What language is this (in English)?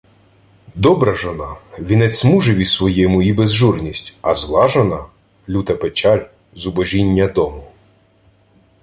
Ukrainian